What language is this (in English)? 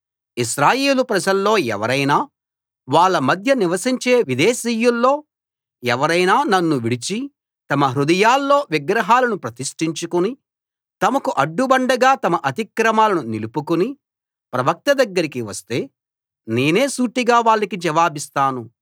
Telugu